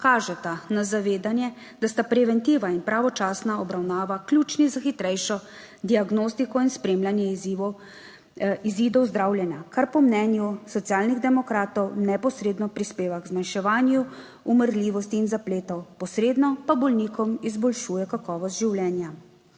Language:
Slovenian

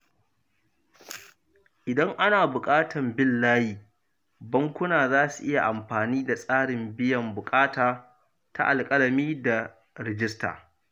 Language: Hausa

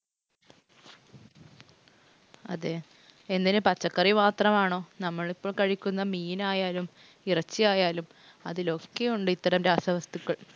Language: Malayalam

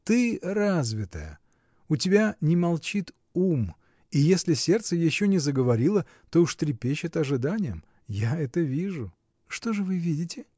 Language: Russian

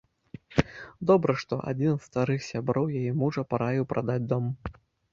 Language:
Belarusian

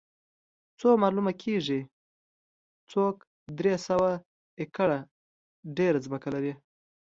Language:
Pashto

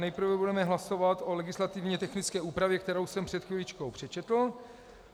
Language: Czech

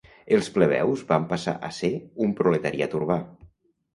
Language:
Catalan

